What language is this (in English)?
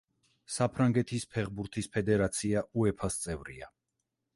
Georgian